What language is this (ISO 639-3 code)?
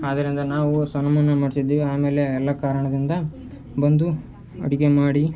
kan